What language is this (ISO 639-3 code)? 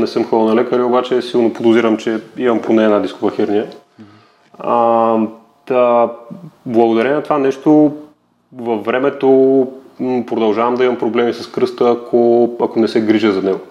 bul